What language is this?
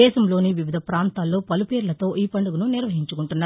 Telugu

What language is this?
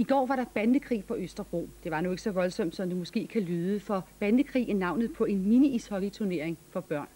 Danish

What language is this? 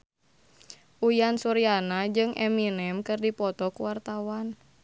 Sundanese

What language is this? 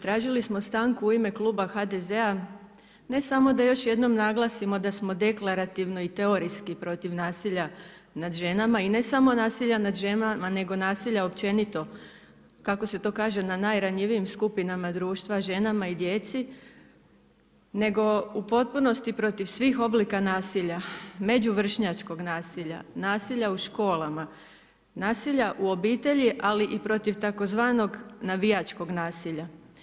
Croatian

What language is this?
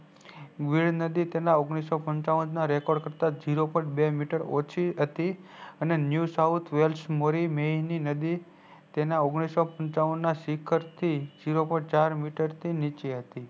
Gujarati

